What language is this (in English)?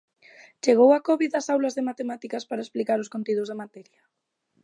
Galician